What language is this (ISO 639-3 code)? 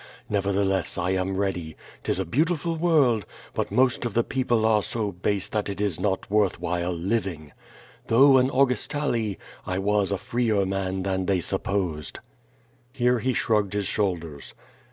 eng